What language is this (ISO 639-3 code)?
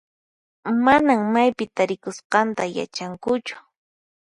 qxp